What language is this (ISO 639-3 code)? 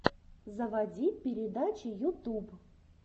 rus